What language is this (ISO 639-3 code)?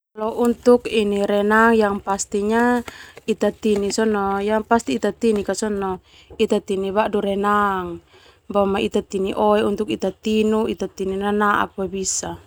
twu